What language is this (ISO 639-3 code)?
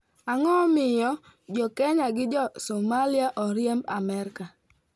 luo